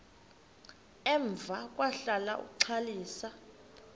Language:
Xhosa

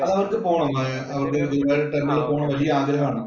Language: Malayalam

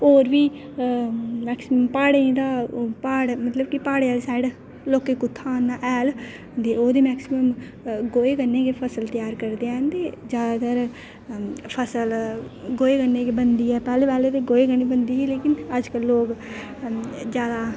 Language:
Dogri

